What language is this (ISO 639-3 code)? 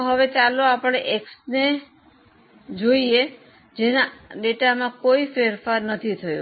guj